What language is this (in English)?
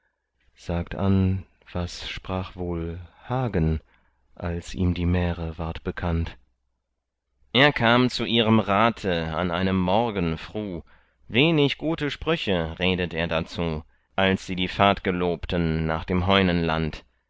German